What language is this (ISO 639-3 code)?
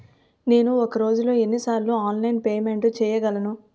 tel